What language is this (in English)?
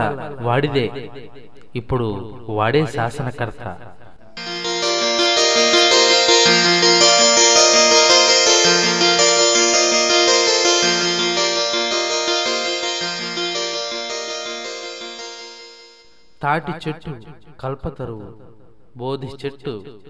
Telugu